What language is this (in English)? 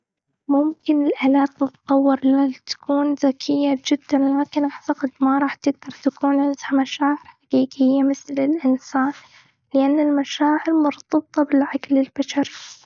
Gulf Arabic